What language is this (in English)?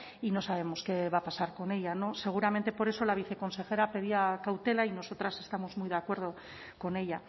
Spanish